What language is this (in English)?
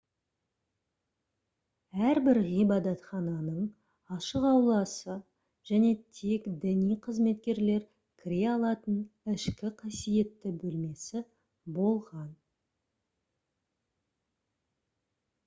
Kazakh